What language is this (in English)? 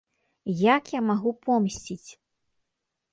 Belarusian